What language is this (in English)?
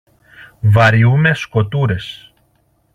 Greek